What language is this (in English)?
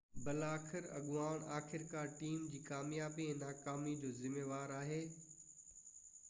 Sindhi